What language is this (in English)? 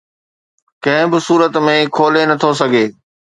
Sindhi